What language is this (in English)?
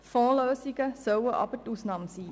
Swiss German